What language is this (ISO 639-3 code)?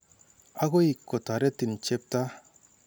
kln